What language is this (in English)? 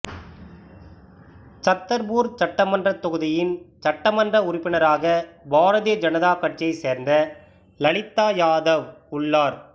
Tamil